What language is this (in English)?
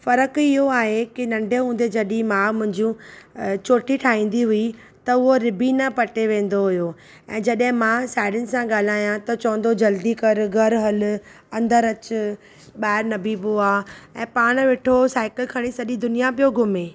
Sindhi